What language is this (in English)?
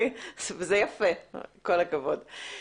Hebrew